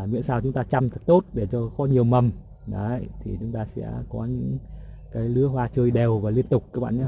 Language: Vietnamese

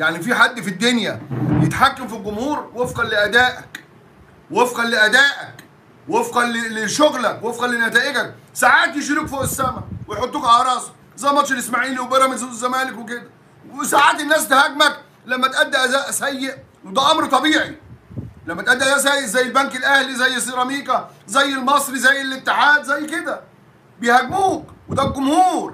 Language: Arabic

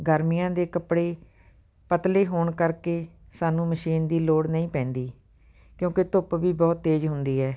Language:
Punjabi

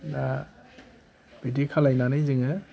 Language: Bodo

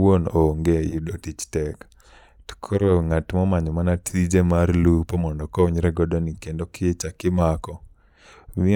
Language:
Luo (Kenya and Tanzania)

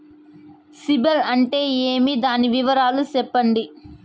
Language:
Telugu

